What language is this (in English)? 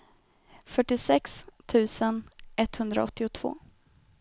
Swedish